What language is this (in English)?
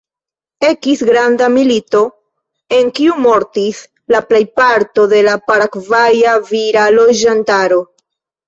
Esperanto